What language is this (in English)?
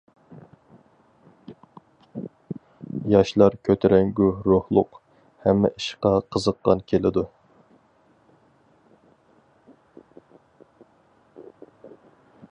Uyghur